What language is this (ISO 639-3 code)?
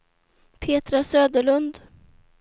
swe